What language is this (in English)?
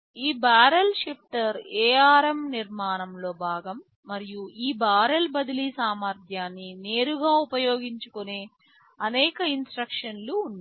Telugu